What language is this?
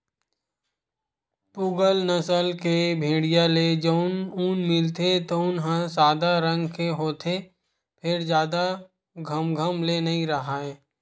Chhattisgarhi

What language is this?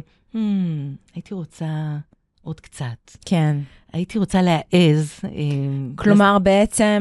Hebrew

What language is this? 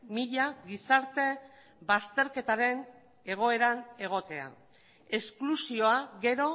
Basque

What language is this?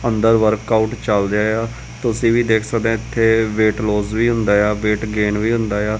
Punjabi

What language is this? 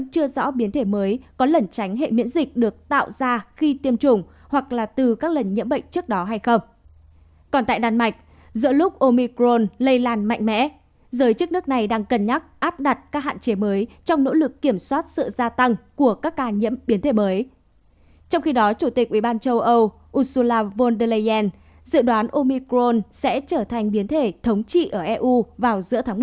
Vietnamese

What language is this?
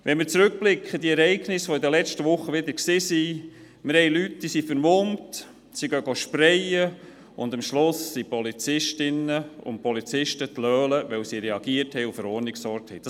Swiss German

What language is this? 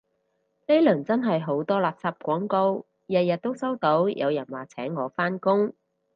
Cantonese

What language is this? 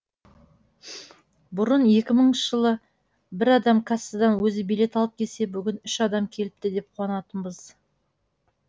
Kazakh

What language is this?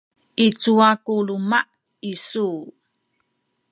Sakizaya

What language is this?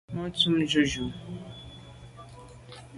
Medumba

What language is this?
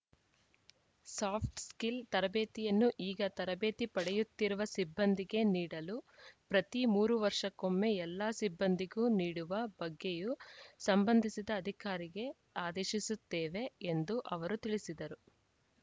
Kannada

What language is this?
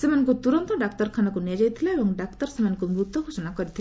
Odia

